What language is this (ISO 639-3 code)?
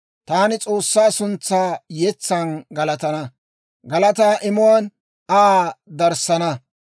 dwr